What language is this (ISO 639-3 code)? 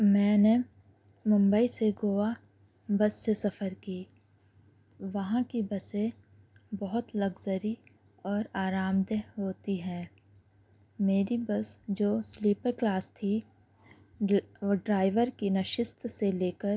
urd